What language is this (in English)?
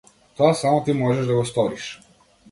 Macedonian